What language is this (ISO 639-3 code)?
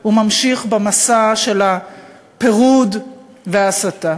heb